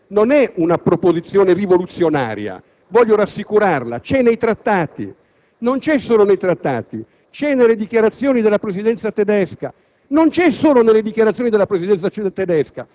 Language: Italian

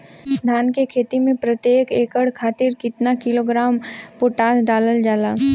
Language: Bhojpuri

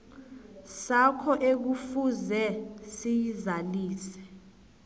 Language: South Ndebele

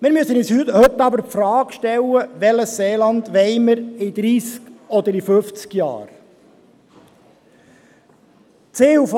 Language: Swiss German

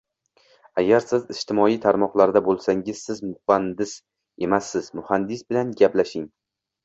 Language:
Uzbek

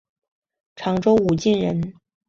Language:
Chinese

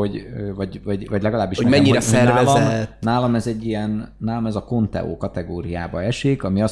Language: Hungarian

